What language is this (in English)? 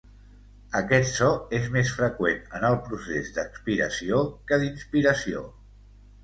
Catalan